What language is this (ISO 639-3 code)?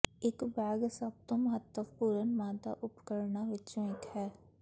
pan